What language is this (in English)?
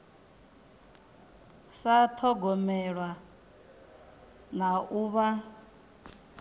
Venda